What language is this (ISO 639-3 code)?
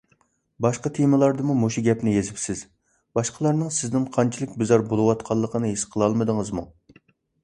uig